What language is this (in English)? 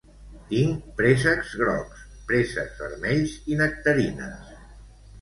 Catalan